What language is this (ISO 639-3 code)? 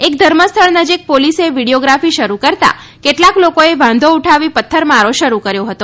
guj